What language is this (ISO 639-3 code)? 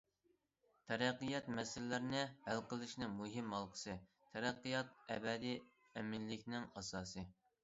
uig